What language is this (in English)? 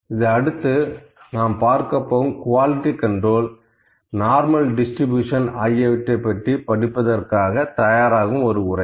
Tamil